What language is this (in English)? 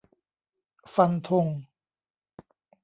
Thai